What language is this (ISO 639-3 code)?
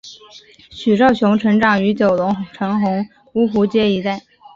zho